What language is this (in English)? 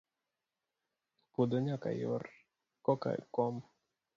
Luo (Kenya and Tanzania)